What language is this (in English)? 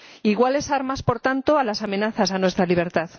Spanish